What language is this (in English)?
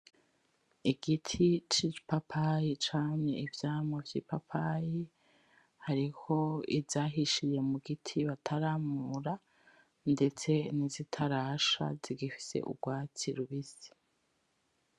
Rundi